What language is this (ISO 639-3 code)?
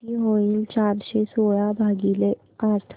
mar